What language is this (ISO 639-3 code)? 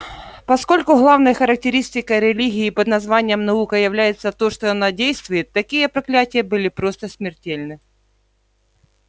rus